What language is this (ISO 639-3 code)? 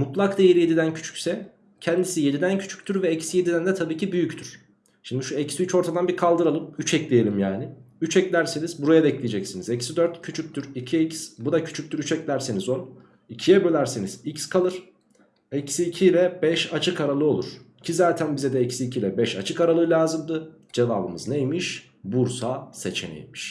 tur